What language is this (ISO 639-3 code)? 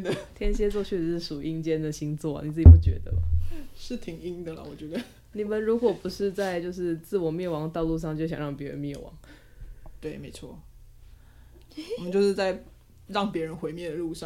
zho